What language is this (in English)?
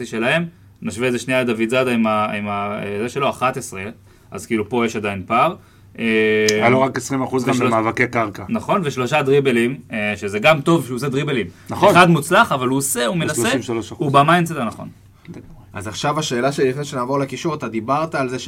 Hebrew